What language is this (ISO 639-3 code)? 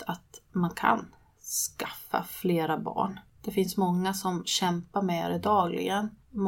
swe